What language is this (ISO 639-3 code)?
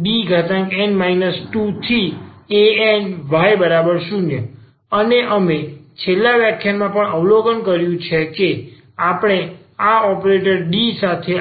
guj